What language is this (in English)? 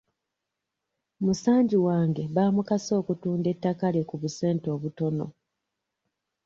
Ganda